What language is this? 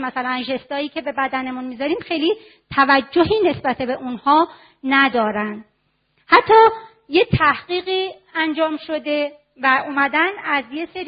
Persian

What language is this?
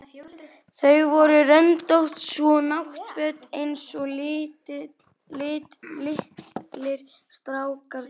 Icelandic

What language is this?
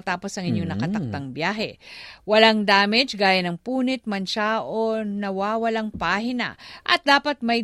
Filipino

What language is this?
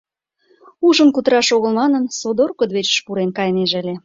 Mari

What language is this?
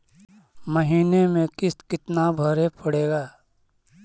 Magahi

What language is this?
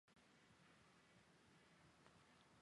Chinese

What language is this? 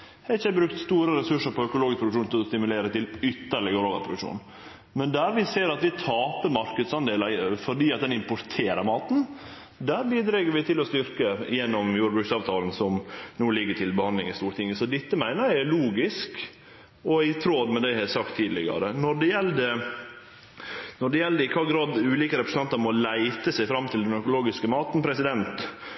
Norwegian Nynorsk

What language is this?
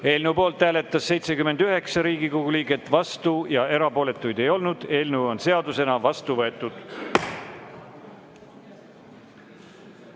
Estonian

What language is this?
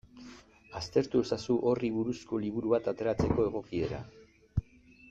Basque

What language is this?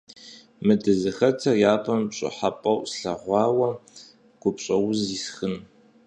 Kabardian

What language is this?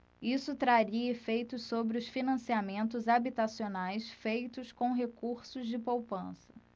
Portuguese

